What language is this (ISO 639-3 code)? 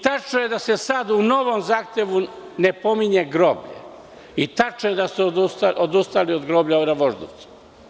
srp